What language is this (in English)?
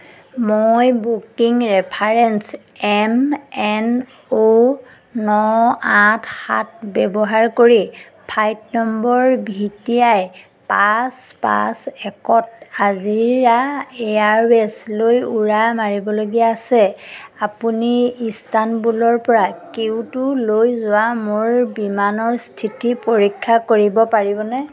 Assamese